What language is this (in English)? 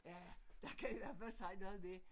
Danish